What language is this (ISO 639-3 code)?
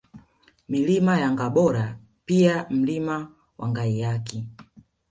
swa